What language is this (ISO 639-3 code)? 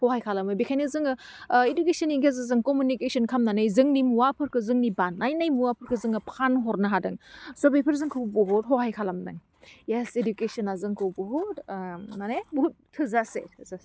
brx